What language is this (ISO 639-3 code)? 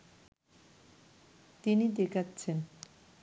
ben